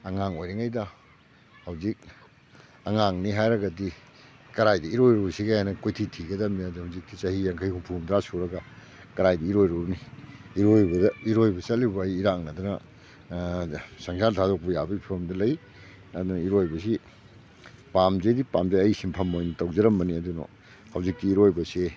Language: Manipuri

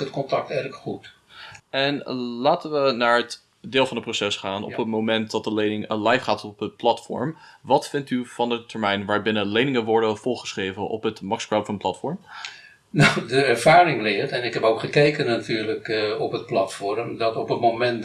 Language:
Dutch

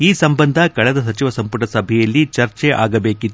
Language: Kannada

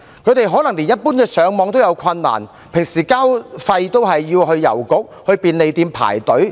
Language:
Cantonese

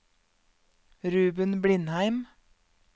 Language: Norwegian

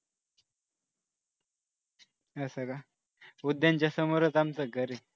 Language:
Marathi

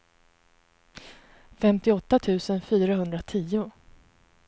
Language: Swedish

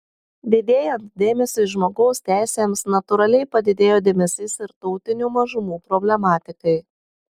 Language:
Lithuanian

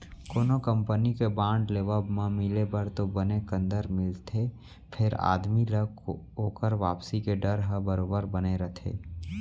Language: Chhattisgarhi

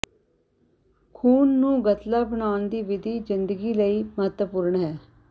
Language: Punjabi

